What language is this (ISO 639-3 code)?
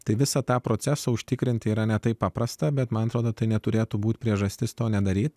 lit